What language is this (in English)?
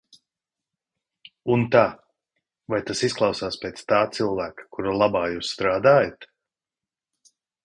Latvian